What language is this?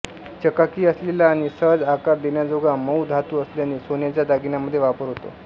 Marathi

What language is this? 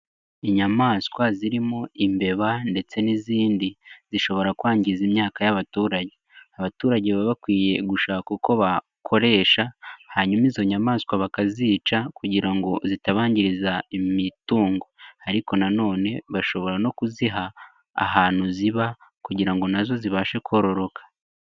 Kinyarwanda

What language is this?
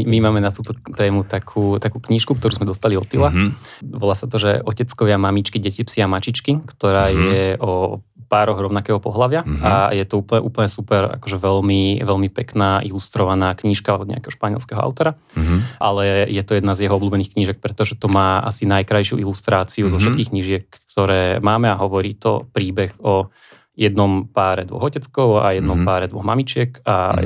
Slovak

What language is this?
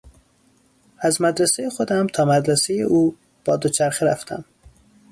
Persian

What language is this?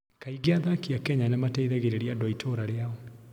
Kikuyu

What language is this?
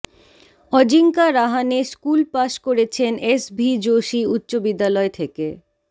Bangla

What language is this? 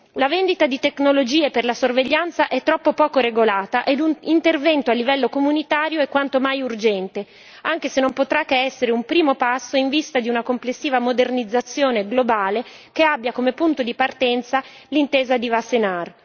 Italian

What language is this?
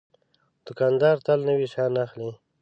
Pashto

